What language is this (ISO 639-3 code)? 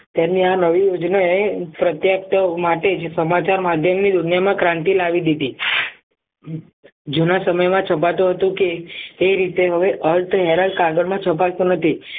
guj